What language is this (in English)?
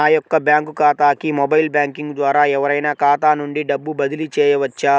Telugu